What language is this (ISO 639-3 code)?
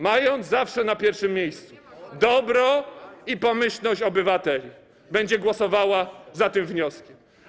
pol